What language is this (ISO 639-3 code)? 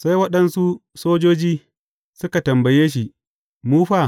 hau